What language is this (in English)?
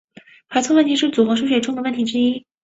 Chinese